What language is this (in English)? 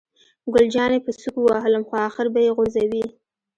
Pashto